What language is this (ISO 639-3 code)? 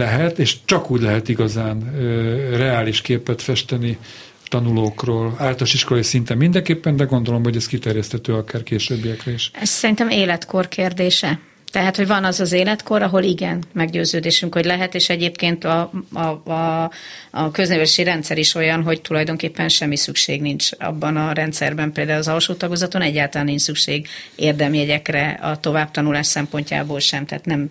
hun